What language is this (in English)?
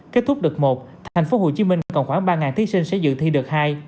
Vietnamese